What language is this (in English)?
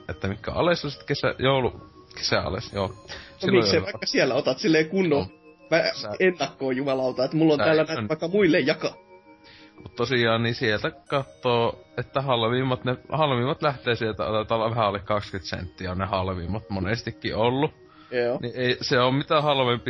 Finnish